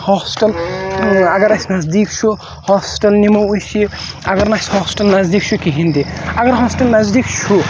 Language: Kashmiri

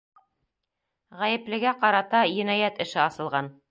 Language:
Bashkir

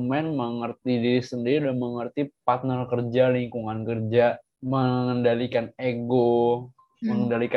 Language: Indonesian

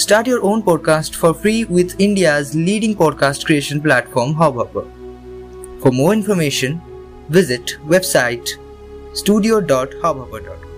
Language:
Hindi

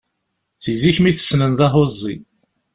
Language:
Kabyle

